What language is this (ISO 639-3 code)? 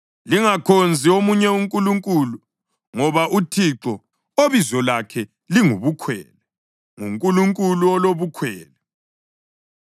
nde